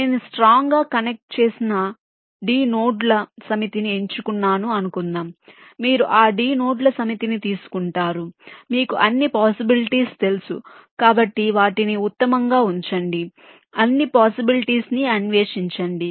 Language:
Telugu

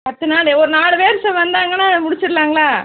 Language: Tamil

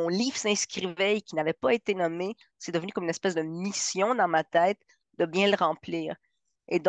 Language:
French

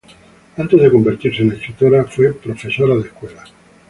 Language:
Spanish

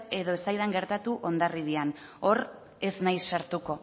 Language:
Basque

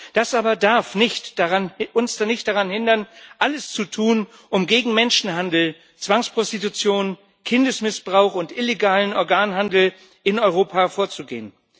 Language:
German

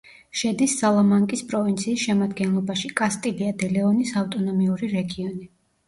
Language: Georgian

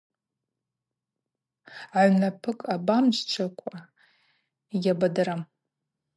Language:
Abaza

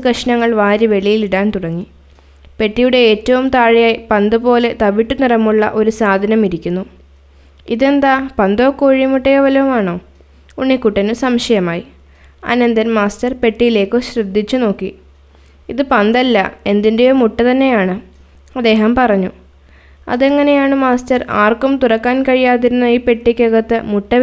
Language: Malayalam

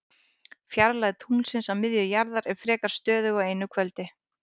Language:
Icelandic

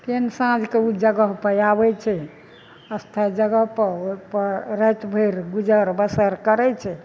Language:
Maithili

